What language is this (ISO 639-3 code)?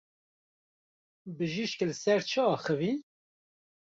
kur